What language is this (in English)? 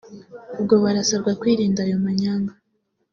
Kinyarwanda